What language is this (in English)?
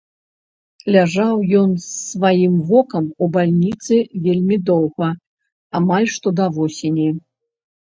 Belarusian